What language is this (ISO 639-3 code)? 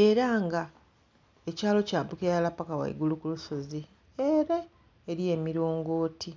xog